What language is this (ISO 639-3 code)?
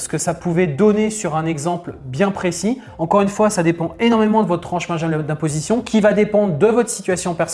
fra